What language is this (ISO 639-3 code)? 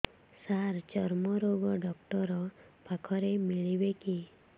ori